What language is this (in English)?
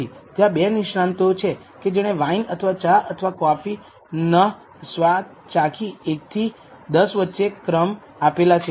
Gujarati